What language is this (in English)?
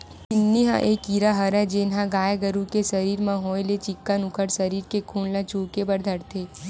Chhattisgarhi